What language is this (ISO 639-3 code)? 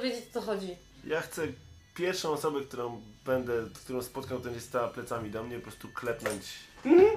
pol